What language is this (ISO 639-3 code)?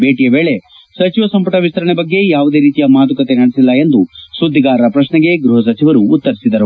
kan